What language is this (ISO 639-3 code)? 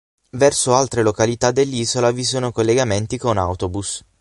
ita